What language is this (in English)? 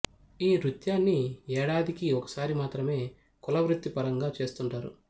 Telugu